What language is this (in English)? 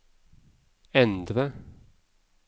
Norwegian